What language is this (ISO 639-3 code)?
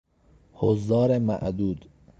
fas